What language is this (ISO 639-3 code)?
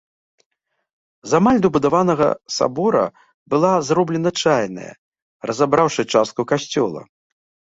bel